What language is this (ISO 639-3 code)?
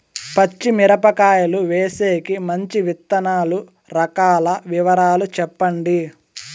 tel